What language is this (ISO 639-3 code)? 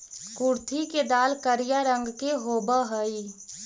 mag